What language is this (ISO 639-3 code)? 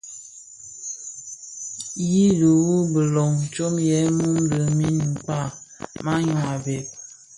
ksf